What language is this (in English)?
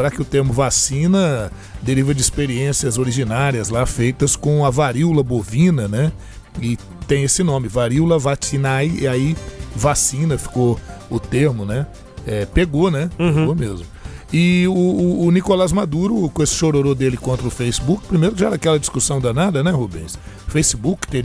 Portuguese